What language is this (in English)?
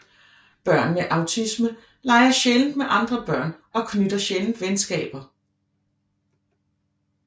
Danish